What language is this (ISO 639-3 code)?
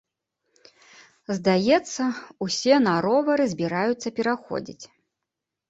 bel